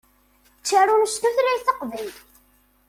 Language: Kabyle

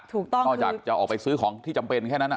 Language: Thai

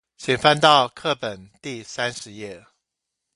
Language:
Chinese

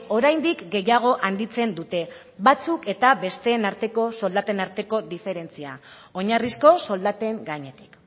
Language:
Basque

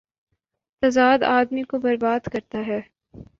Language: Urdu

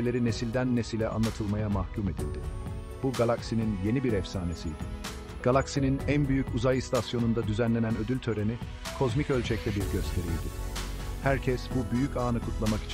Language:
Turkish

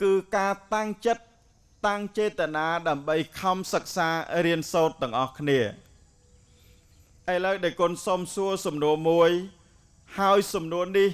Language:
Thai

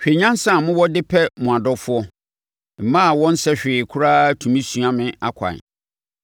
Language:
Akan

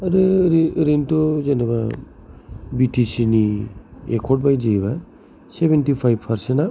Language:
Bodo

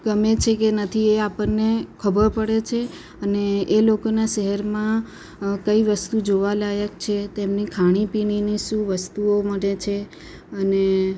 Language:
Gujarati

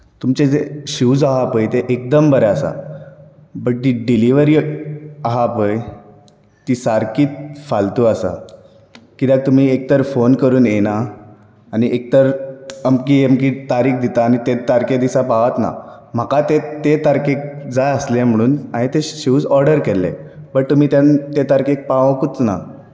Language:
Konkani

